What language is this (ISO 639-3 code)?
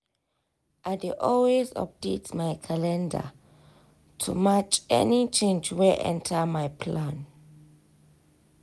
pcm